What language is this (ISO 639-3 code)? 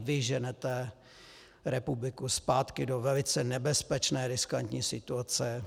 ces